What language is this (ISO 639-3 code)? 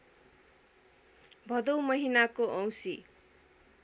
nep